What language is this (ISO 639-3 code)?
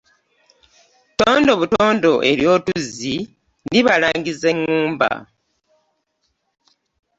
lug